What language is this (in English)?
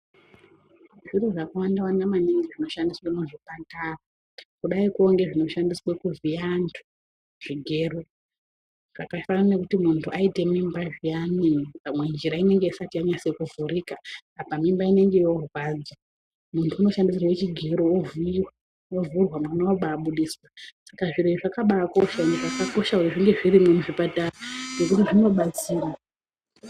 Ndau